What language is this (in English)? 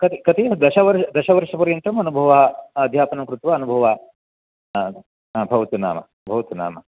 Sanskrit